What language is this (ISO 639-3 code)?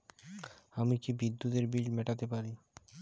ben